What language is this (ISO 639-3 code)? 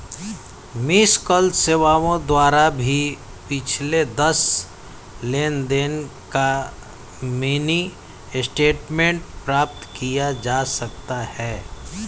hin